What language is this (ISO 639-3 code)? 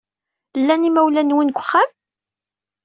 kab